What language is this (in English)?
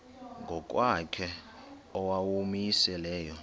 Xhosa